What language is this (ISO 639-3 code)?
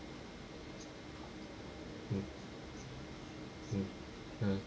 eng